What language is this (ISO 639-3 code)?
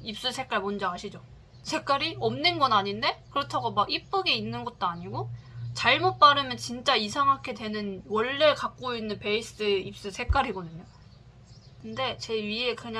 kor